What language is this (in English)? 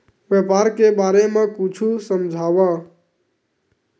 Chhattisgarhi